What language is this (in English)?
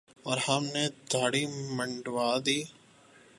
Urdu